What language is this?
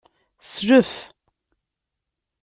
Kabyle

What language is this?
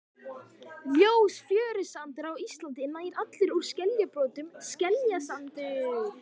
Icelandic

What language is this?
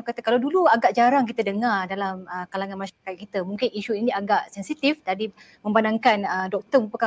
Malay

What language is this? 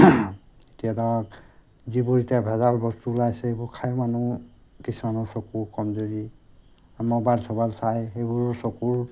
Assamese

